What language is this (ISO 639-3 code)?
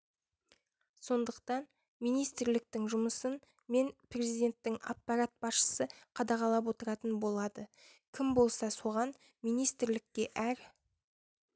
kaz